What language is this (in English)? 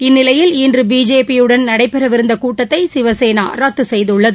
Tamil